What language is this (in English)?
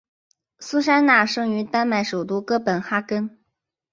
Chinese